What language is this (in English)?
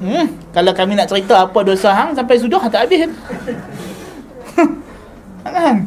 Malay